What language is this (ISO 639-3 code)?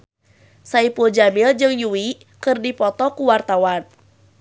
sun